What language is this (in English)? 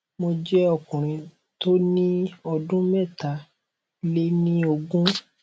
Yoruba